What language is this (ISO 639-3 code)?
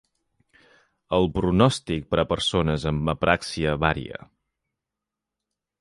cat